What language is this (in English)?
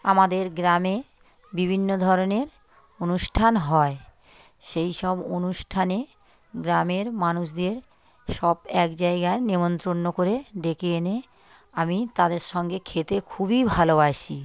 Bangla